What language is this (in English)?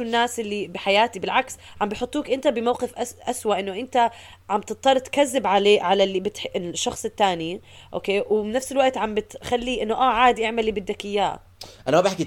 Arabic